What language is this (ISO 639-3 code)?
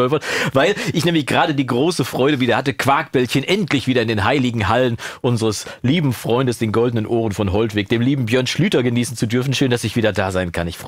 deu